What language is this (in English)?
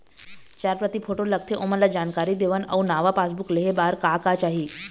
Chhattisgarhi